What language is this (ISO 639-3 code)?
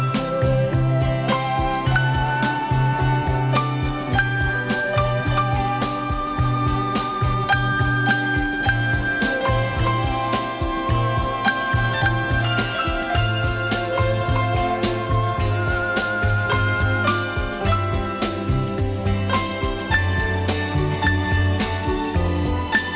vie